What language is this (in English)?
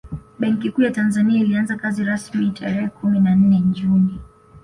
Swahili